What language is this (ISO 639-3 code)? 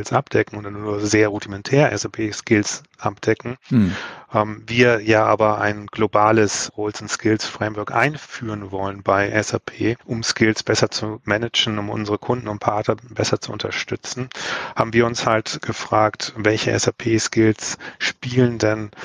deu